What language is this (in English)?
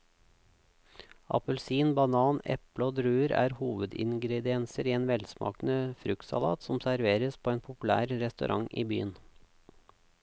Norwegian